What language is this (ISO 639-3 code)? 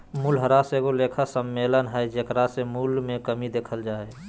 mag